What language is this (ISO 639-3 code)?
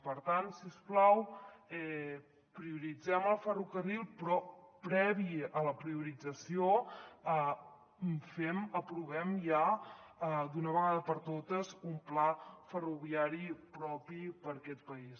cat